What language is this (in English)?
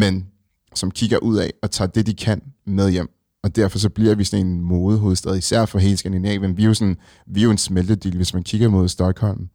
Danish